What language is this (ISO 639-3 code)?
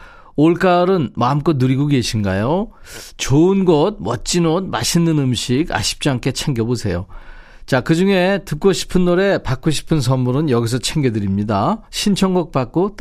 kor